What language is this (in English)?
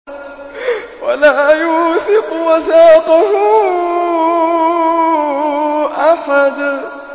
Arabic